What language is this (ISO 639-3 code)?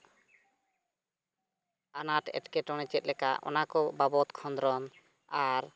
sat